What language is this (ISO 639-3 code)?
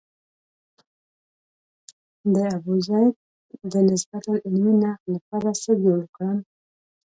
pus